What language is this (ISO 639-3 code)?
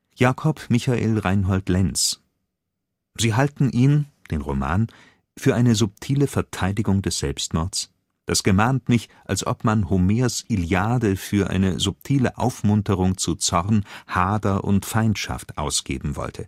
deu